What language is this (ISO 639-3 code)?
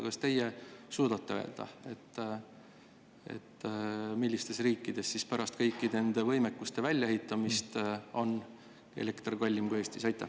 est